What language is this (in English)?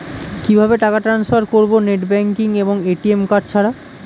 Bangla